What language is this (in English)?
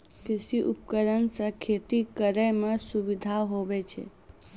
Maithili